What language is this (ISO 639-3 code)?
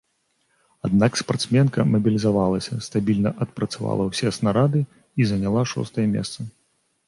bel